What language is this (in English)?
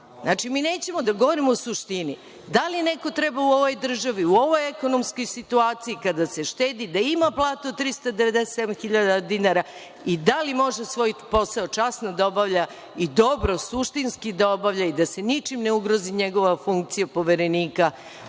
Serbian